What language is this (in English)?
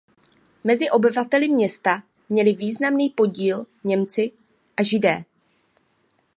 Czech